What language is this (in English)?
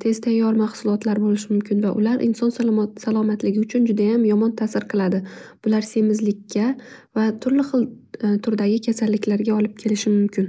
Uzbek